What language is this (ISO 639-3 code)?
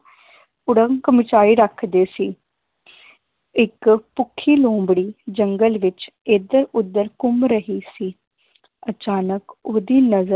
pan